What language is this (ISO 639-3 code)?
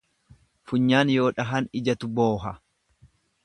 orm